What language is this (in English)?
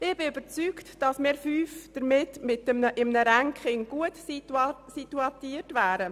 Swiss German